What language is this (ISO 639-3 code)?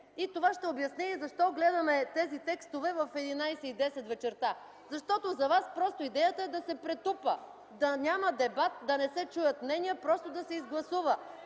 bul